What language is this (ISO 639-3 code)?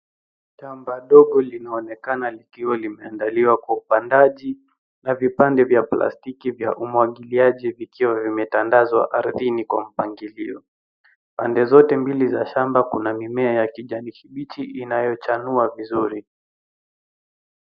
swa